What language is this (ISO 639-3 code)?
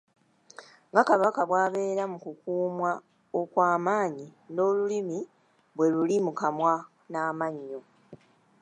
lug